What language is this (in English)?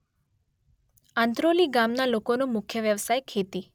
Gujarati